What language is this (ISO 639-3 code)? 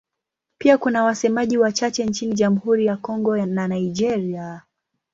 swa